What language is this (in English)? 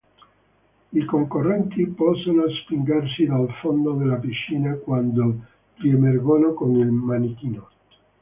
Italian